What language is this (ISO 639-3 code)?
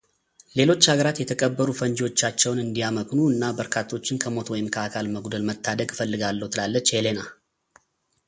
amh